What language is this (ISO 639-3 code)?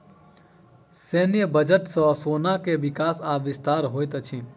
mai